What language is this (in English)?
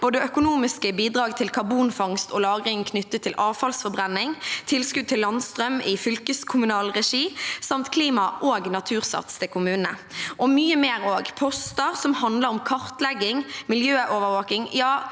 Norwegian